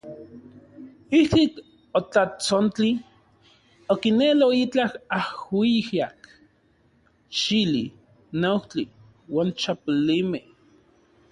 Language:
Central Puebla Nahuatl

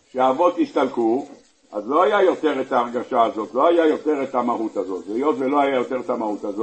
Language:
Hebrew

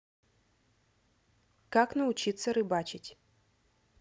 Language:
Russian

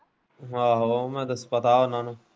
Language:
Punjabi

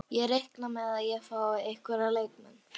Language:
Icelandic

